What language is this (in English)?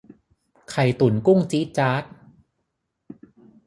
Thai